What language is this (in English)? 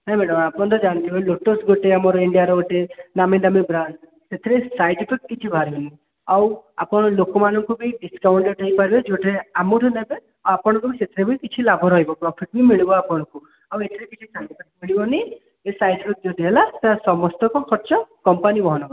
Odia